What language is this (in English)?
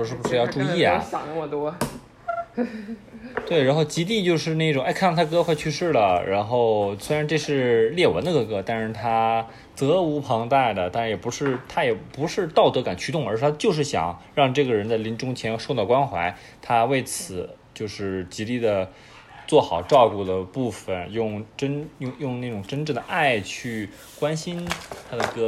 Chinese